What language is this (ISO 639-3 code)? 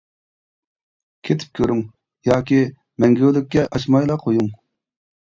uig